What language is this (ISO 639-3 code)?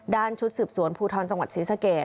tha